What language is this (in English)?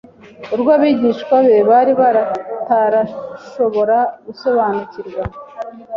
Kinyarwanda